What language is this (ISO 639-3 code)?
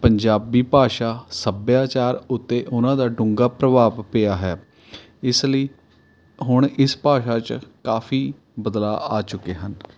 pan